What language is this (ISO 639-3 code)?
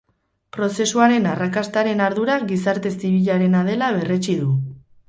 eus